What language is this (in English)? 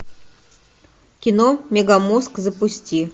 Russian